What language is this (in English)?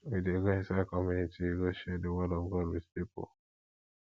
Nigerian Pidgin